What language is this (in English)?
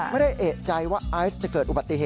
Thai